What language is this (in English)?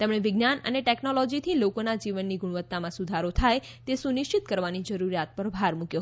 Gujarati